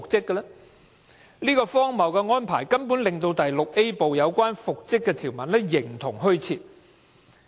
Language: Cantonese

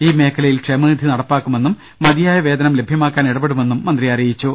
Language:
Malayalam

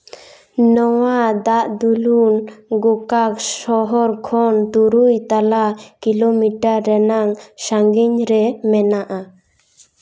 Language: Santali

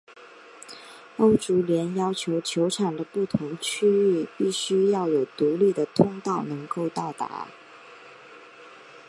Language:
Chinese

